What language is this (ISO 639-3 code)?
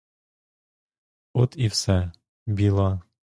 ukr